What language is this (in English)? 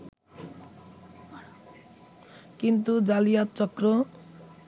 Bangla